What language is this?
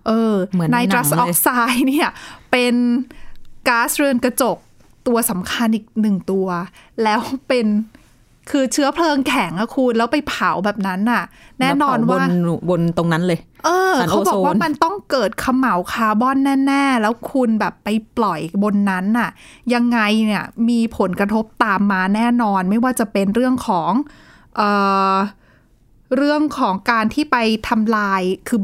Thai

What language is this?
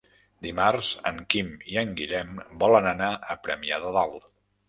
Catalan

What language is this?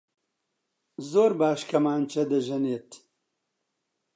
Central Kurdish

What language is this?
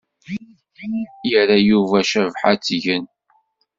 Kabyle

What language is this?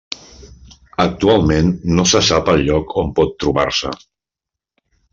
Catalan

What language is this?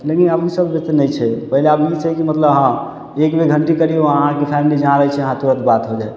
Maithili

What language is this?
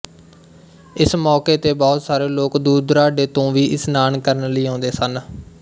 Punjabi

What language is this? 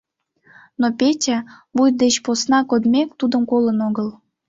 Mari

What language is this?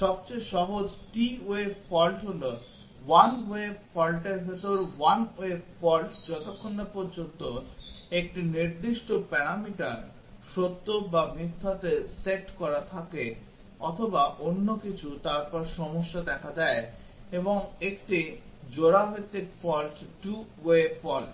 Bangla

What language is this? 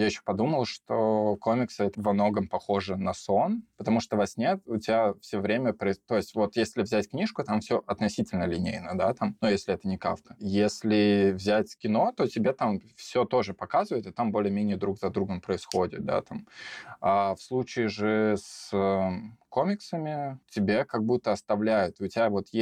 Russian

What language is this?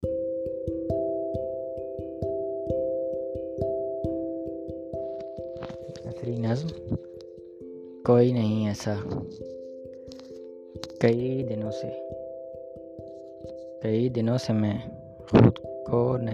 Urdu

